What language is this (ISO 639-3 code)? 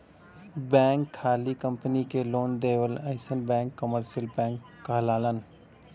bho